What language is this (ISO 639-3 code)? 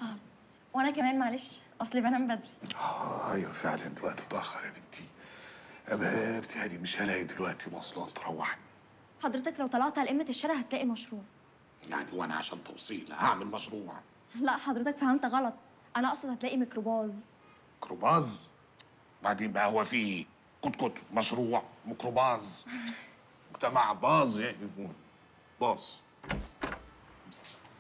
ara